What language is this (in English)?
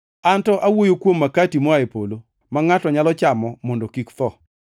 Luo (Kenya and Tanzania)